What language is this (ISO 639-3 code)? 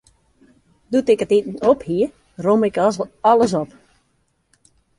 fry